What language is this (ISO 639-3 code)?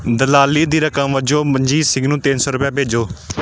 pan